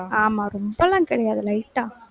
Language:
Tamil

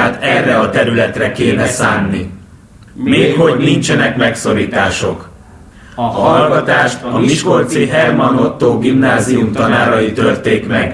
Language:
Hungarian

